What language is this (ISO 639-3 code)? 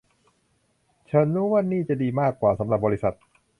tha